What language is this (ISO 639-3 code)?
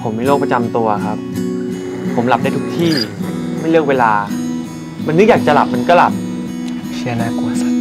tha